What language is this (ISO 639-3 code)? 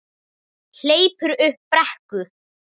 isl